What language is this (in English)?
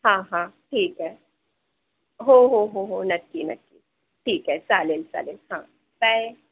Marathi